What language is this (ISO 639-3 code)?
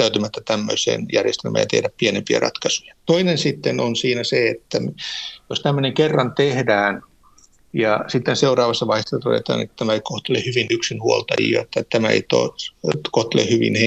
fin